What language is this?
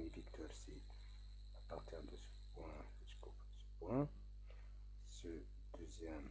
French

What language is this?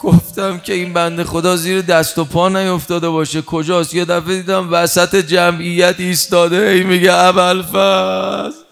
Persian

